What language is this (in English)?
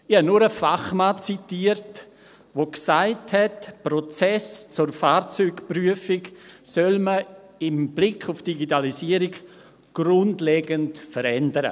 Swiss German